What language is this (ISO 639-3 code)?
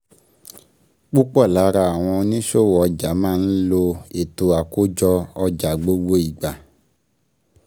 yor